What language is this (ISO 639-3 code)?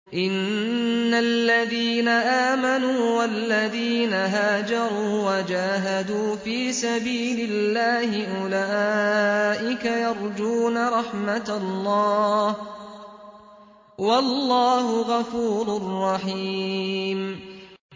ara